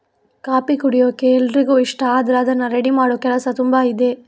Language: Kannada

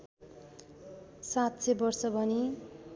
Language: Nepali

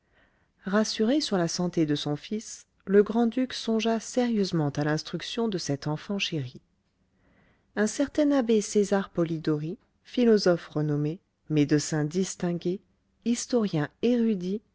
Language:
French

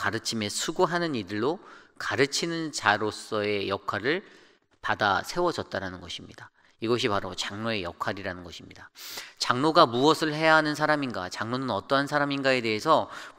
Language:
Korean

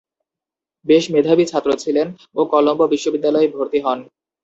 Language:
Bangla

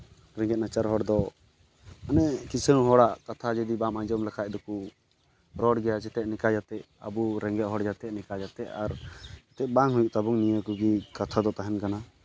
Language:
Santali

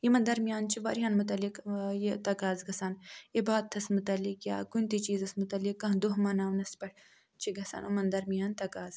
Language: Kashmiri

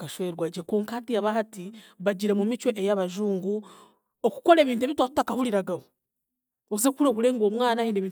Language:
Chiga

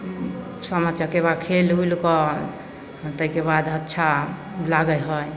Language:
Maithili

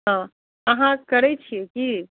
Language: Maithili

